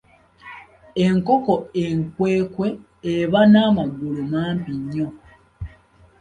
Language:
Ganda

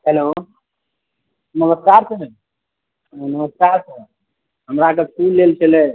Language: Maithili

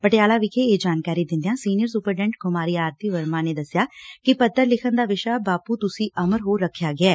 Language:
Punjabi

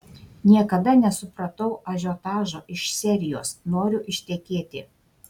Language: Lithuanian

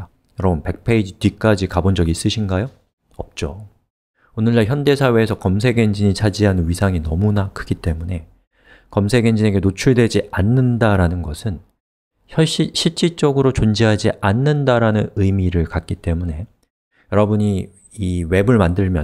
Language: Korean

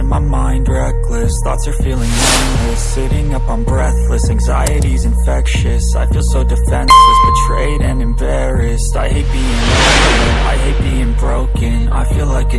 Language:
English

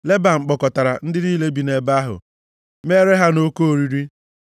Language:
Igbo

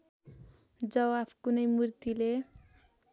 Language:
Nepali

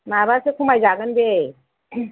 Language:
Bodo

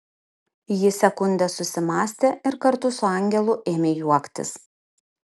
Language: Lithuanian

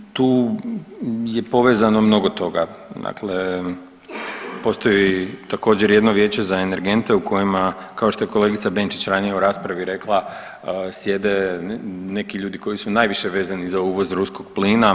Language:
Croatian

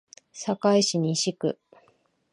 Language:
Japanese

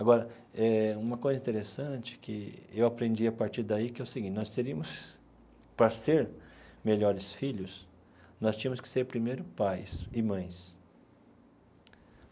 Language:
Portuguese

